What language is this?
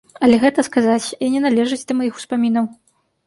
Belarusian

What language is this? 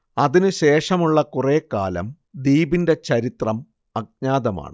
Malayalam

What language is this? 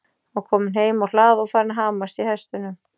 Icelandic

